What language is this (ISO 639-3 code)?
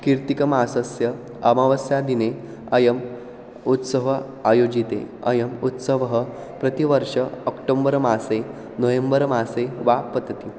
san